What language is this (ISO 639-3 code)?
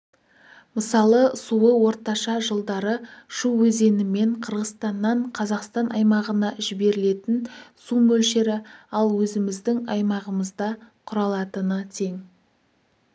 kaz